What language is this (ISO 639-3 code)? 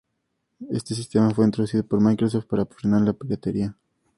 spa